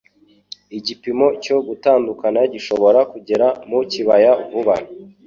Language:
Kinyarwanda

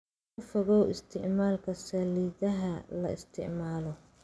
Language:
Somali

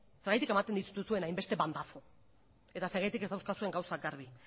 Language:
Basque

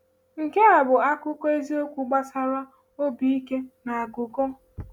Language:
Igbo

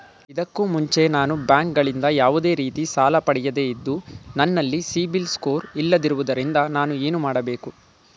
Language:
Kannada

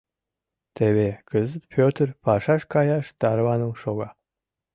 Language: Mari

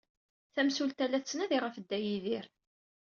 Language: Kabyle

